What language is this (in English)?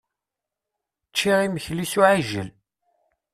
Kabyle